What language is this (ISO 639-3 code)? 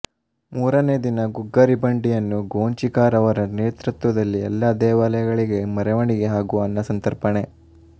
kan